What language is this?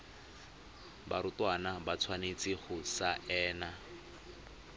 Tswana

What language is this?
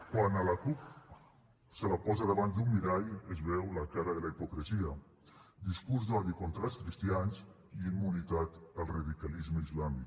Catalan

